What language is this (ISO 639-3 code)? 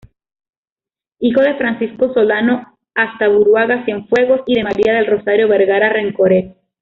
spa